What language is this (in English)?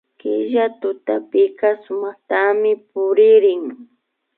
Imbabura Highland Quichua